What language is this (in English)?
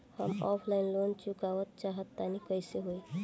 Bhojpuri